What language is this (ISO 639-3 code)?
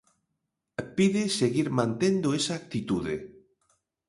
glg